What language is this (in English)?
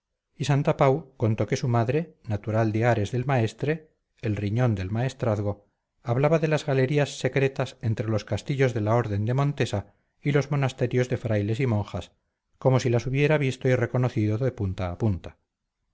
Spanish